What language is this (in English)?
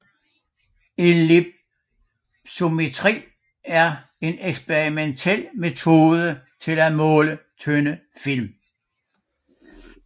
Danish